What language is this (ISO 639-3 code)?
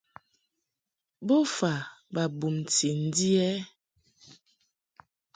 mhk